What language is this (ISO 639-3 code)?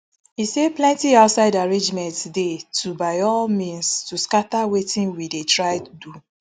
pcm